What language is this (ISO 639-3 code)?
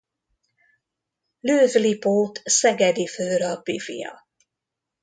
hun